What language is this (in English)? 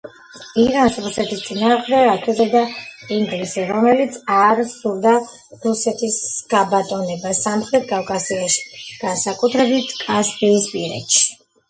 Georgian